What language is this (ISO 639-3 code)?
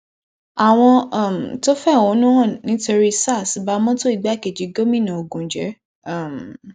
yor